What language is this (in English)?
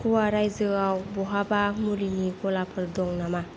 Bodo